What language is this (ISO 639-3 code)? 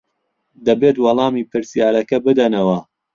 ckb